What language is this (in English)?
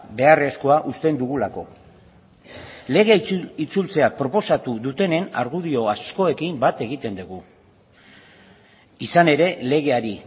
Basque